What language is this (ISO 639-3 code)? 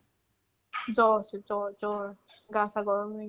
asm